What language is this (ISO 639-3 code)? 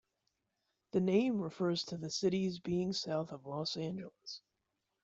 eng